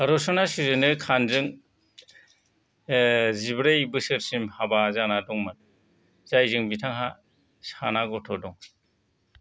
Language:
Bodo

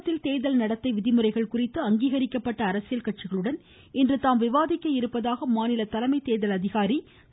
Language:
Tamil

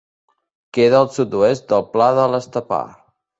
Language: Catalan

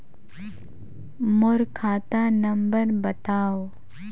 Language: Chhattisgarhi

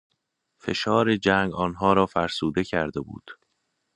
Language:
Persian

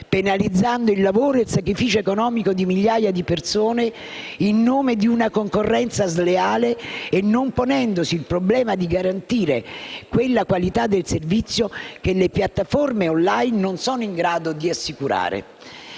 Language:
Italian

